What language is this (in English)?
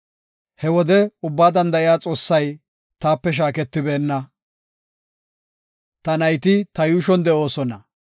Gofa